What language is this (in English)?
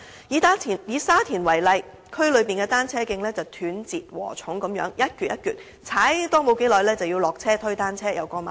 Cantonese